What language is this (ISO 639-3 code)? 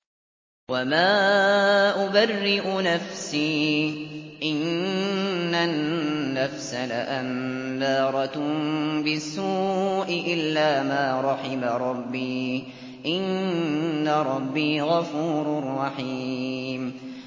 ara